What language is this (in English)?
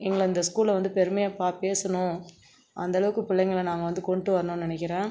Tamil